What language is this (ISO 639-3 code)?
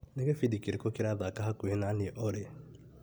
kik